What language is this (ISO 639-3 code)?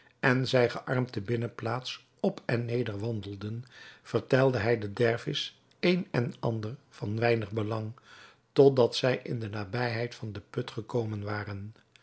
nld